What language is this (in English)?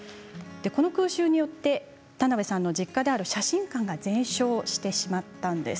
Japanese